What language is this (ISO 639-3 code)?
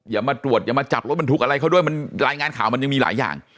tha